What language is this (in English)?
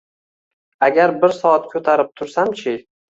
Uzbek